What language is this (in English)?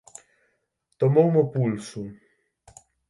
Galician